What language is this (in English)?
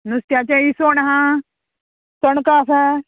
Konkani